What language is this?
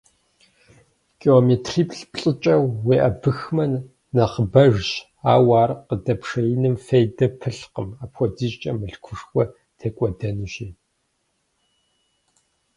Kabardian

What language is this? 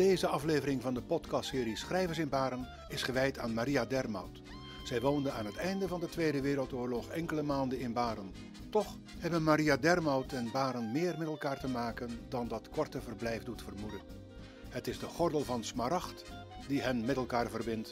Dutch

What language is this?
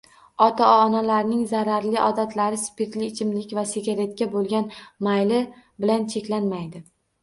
Uzbek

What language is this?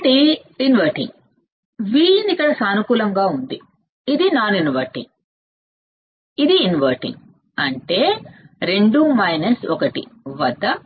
Telugu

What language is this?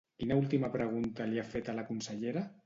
Catalan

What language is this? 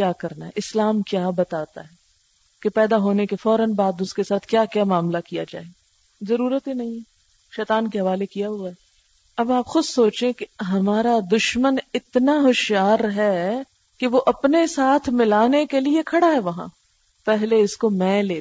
Urdu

